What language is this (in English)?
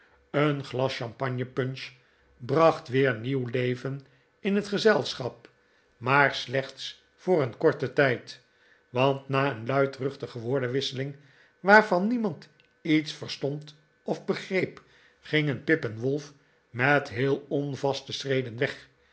Dutch